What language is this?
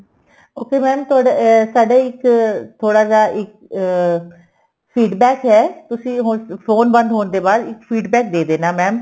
Punjabi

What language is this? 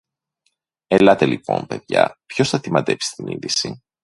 Greek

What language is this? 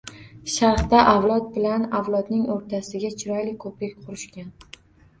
Uzbek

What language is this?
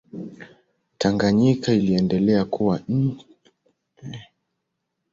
Swahili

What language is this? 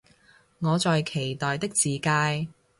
Cantonese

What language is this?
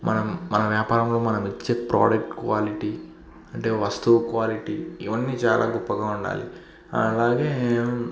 Telugu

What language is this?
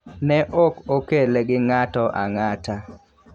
Luo (Kenya and Tanzania)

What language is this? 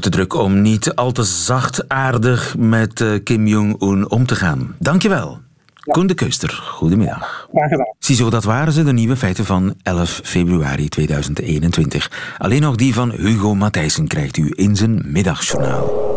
Dutch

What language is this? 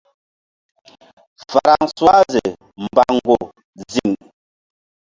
Mbum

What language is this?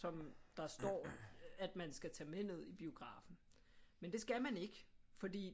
Danish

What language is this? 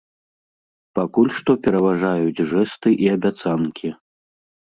Belarusian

